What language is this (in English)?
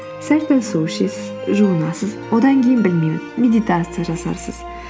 Kazakh